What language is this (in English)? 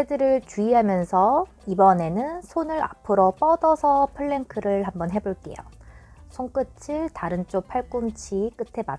Korean